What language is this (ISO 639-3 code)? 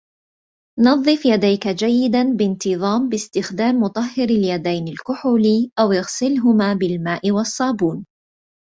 ara